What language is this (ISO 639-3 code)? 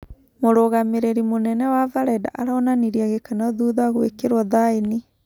kik